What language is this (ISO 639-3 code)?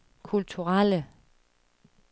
dan